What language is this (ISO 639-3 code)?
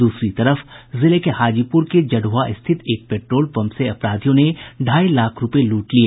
hin